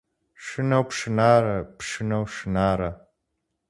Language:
Kabardian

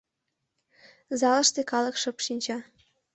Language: Mari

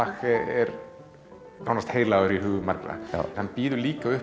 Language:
Icelandic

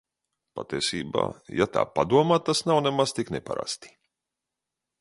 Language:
Latvian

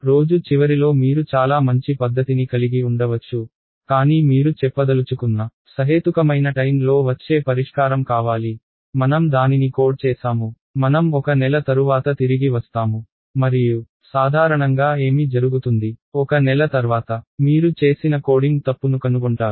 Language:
Telugu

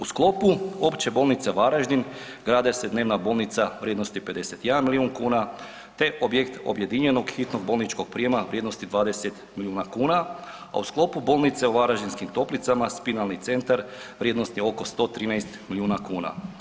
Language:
Croatian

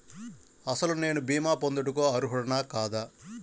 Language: Telugu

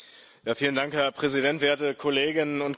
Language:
German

